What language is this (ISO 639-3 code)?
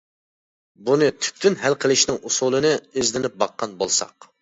uig